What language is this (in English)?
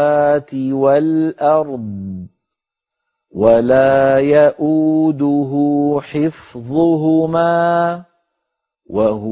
Arabic